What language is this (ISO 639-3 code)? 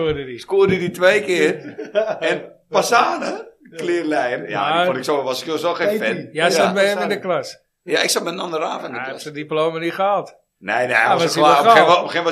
nld